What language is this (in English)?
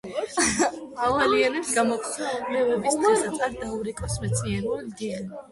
Georgian